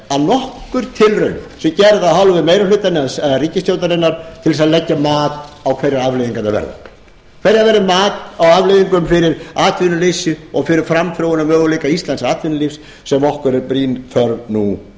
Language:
Icelandic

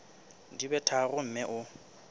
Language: Southern Sotho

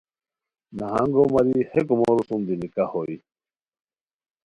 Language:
Khowar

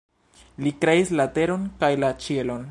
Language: Esperanto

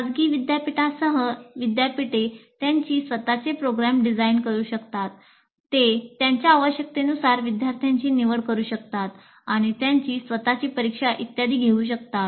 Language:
Marathi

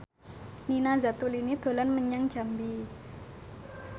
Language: Javanese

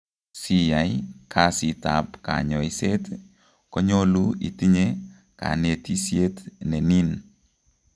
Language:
Kalenjin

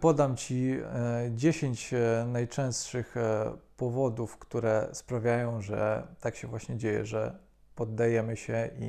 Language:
Polish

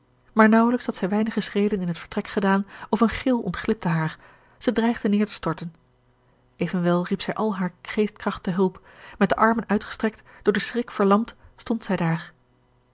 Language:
Dutch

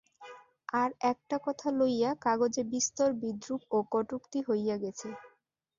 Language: Bangla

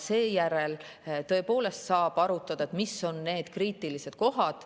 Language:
Estonian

